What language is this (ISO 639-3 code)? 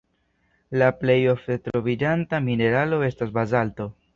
epo